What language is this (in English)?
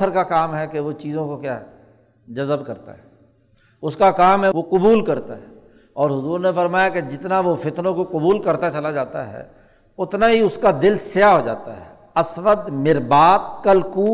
Urdu